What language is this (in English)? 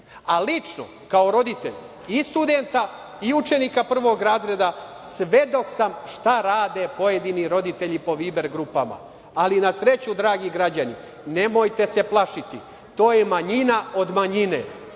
Serbian